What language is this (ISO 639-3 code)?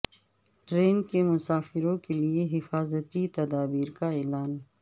urd